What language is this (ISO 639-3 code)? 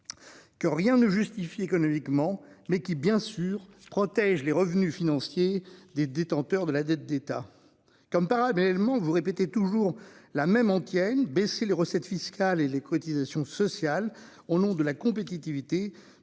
fra